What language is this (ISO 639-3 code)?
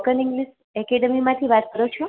guj